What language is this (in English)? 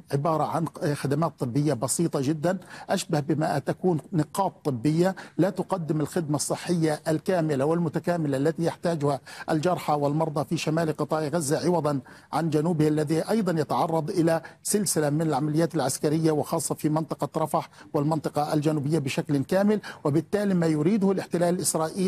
Arabic